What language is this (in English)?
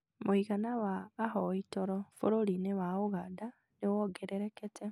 Kikuyu